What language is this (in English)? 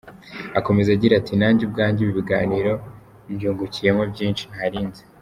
Kinyarwanda